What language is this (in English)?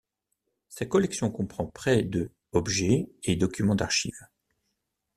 French